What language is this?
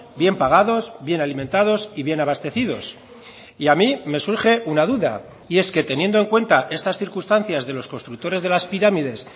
Spanish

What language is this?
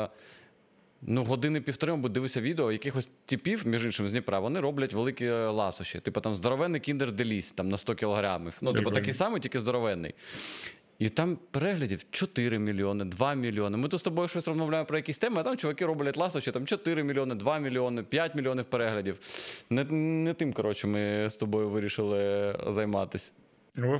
Ukrainian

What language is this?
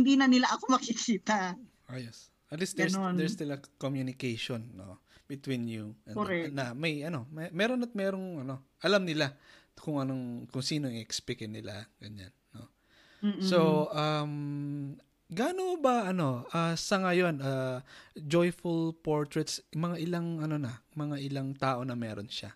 Filipino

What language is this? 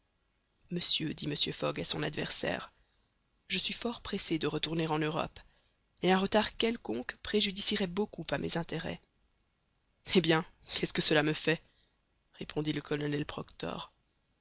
French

